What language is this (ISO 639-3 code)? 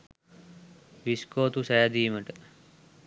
sin